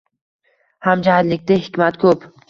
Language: Uzbek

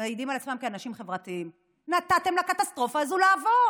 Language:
Hebrew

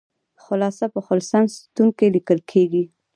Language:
Pashto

